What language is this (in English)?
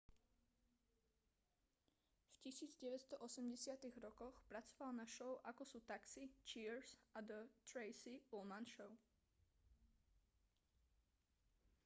Slovak